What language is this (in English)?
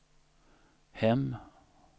Swedish